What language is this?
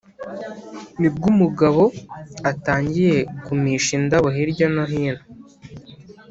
Kinyarwanda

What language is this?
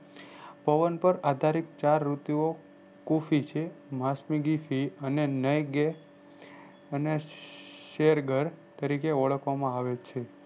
Gujarati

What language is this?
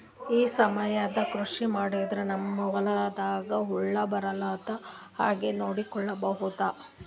Kannada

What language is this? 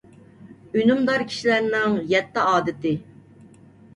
Uyghur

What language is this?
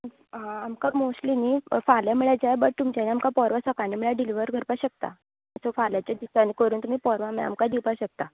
Konkani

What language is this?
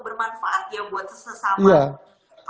Indonesian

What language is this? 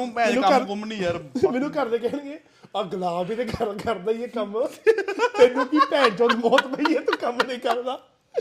Punjabi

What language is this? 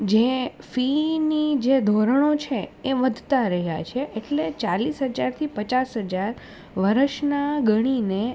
Gujarati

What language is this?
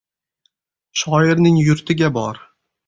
Uzbek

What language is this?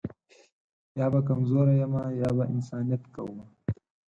Pashto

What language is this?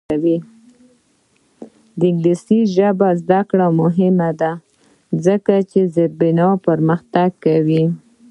Pashto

